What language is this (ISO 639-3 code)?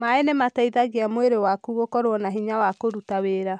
kik